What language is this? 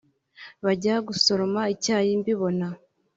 Kinyarwanda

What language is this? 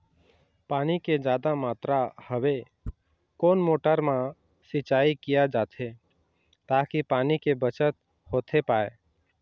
Chhattisgarhi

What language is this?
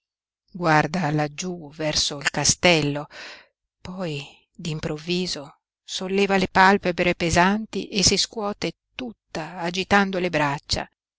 Italian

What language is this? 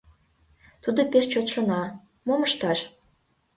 Mari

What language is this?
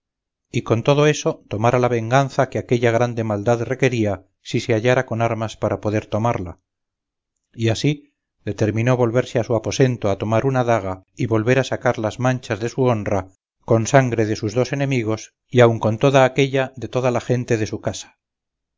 Spanish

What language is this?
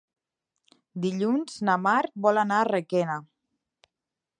Catalan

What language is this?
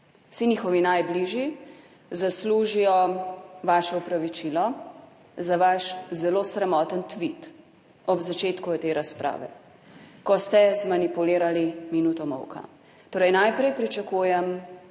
Slovenian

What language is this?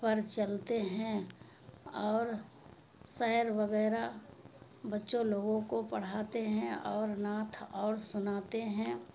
Urdu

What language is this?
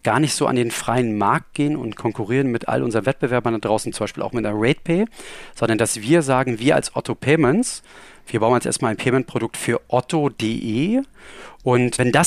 German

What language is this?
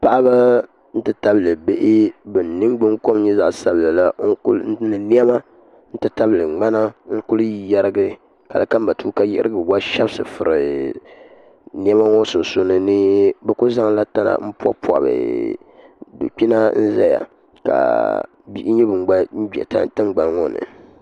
Dagbani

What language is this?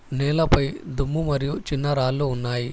Telugu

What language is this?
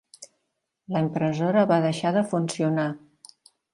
Catalan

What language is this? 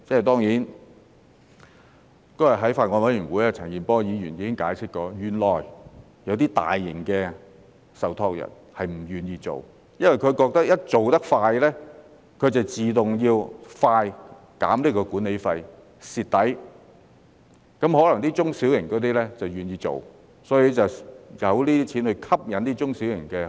Cantonese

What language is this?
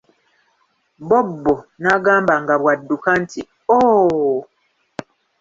Ganda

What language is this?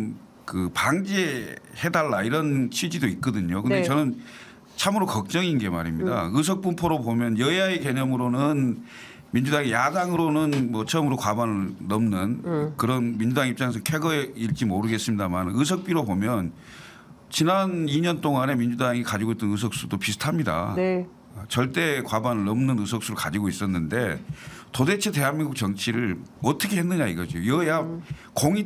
Korean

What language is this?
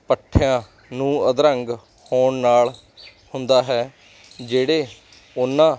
Punjabi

